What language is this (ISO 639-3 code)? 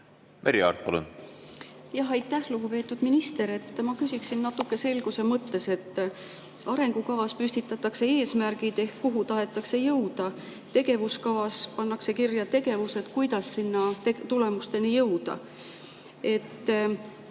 est